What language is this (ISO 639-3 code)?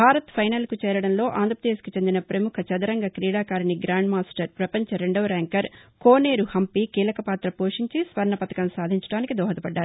tel